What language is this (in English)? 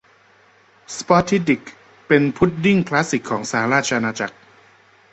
Thai